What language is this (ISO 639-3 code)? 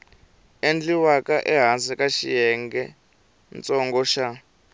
tso